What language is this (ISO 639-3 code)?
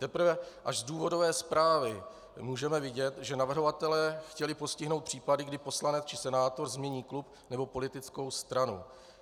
ces